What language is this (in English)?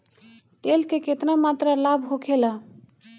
Bhojpuri